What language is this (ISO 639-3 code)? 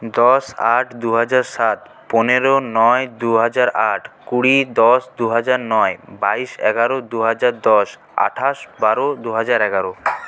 ben